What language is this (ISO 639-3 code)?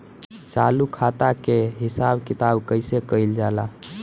bho